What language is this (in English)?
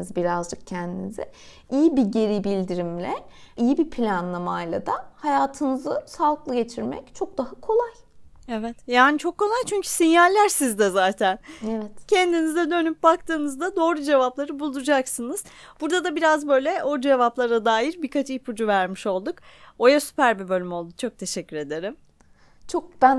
Turkish